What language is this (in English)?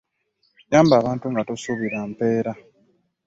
Ganda